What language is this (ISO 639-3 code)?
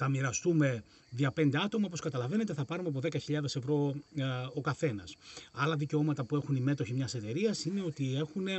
ell